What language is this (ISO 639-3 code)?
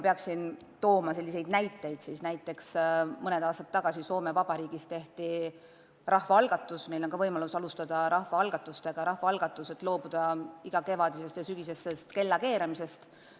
est